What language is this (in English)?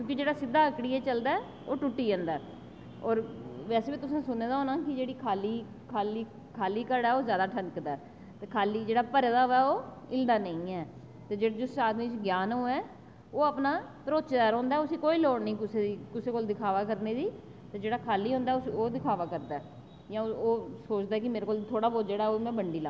Dogri